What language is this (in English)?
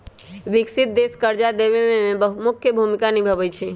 Magahi